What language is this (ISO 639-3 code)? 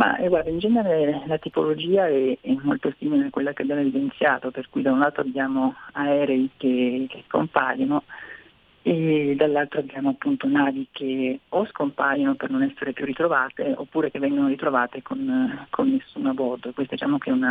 ita